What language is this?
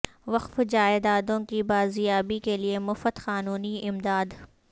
Urdu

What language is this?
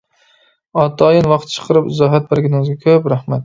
Uyghur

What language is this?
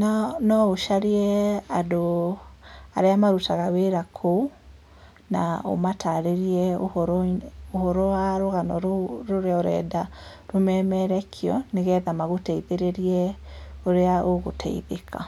Kikuyu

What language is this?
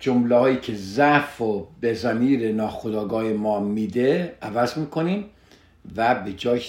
Persian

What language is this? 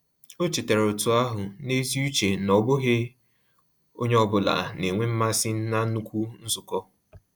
Igbo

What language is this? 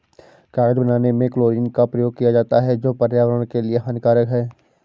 Hindi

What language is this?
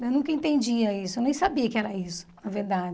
Portuguese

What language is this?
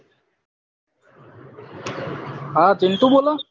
Gujarati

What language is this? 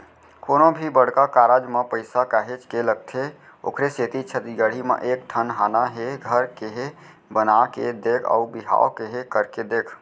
Chhattisgarhi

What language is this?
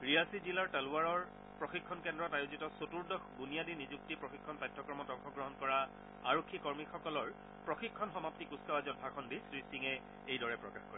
Assamese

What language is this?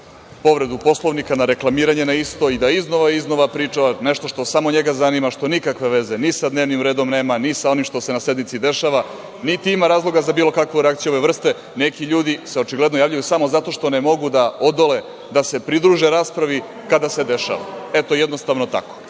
Serbian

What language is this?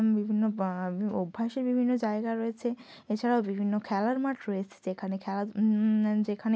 Bangla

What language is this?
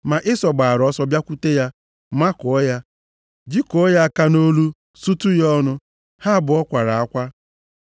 Igbo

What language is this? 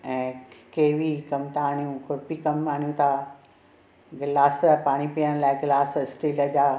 Sindhi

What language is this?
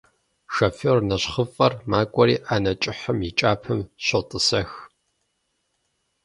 Kabardian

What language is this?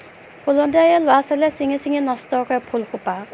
Assamese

